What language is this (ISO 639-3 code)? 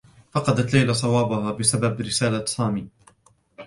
ara